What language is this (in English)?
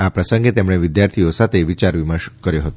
Gujarati